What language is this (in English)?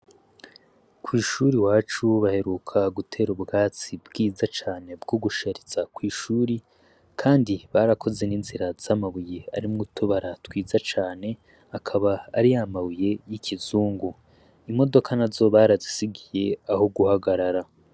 Rundi